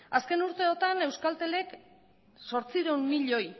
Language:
Basque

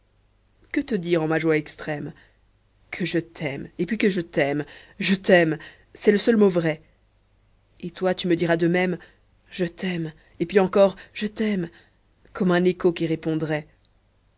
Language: French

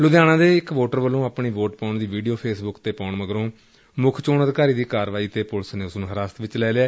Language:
Punjabi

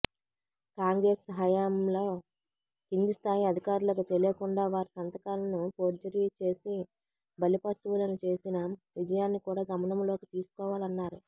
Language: Telugu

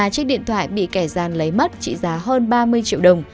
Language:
Vietnamese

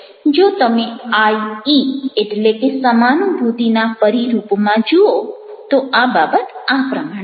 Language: Gujarati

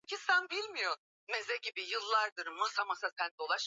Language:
Swahili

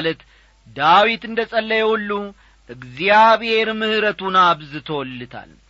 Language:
Amharic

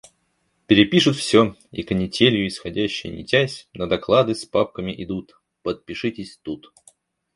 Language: Russian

